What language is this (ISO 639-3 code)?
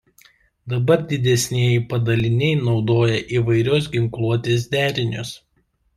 lit